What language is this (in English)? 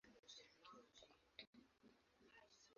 Swahili